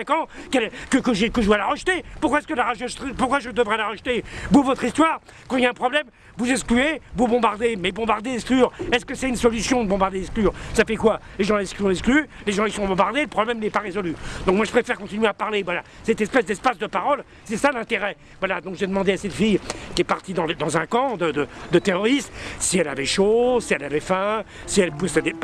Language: French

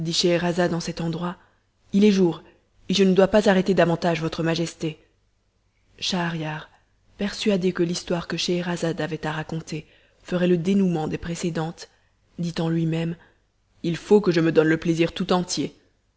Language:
French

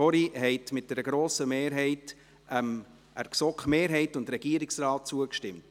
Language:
Swiss German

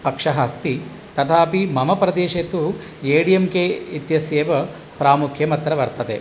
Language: Sanskrit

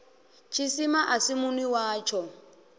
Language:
Venda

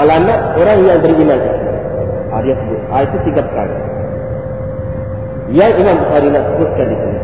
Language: Malay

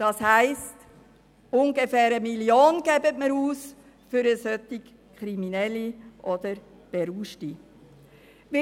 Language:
Swiss German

